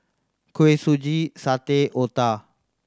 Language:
English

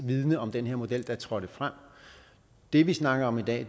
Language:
Danish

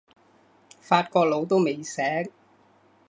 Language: Cantonese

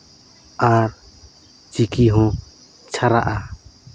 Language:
Santali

